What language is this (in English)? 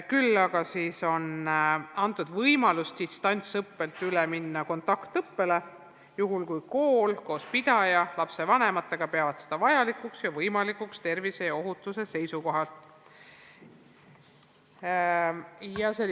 Estonian